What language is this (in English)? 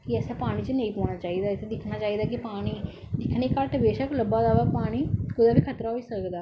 Dogri